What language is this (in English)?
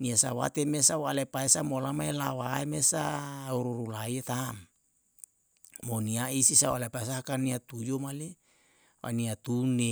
Yalahatan